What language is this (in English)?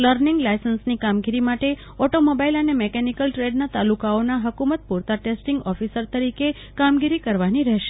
Gujarati